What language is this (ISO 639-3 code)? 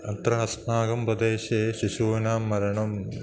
san